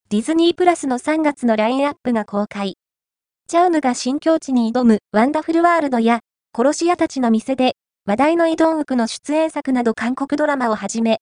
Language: Japanese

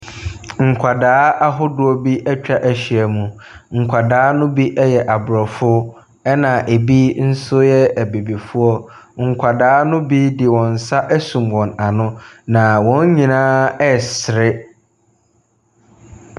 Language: Akan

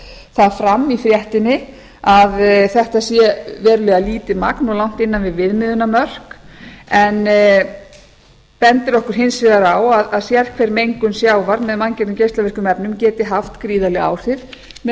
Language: Icelandic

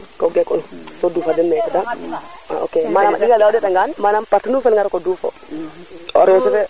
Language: Serer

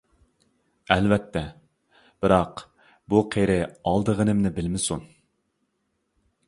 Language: Uyghur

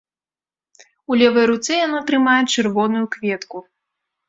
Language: Belarusian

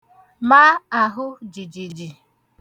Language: Igbo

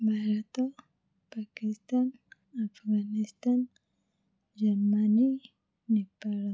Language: Odia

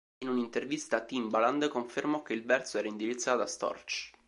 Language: Italian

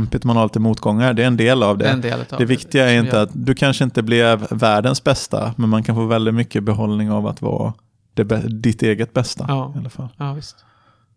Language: Swedish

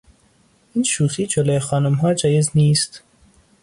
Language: Persian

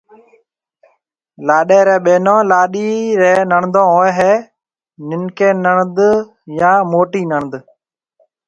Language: Marwari (Pakistan)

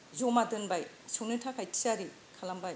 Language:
Bodo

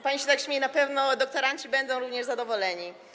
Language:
Polish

